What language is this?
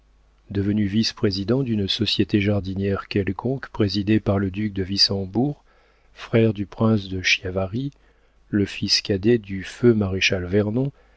French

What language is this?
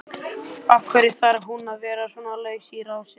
Icelandic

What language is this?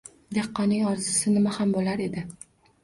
Uzbek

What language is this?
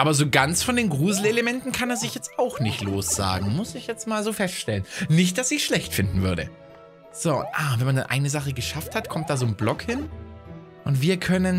German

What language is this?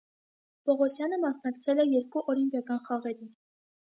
Armenian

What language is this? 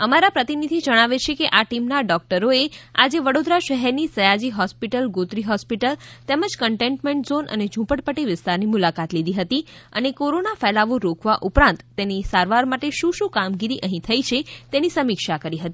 Gujarati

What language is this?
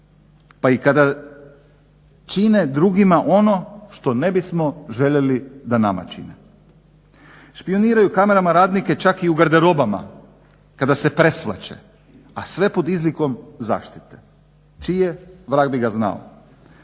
Croatian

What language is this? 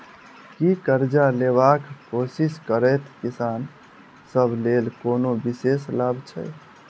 Maithili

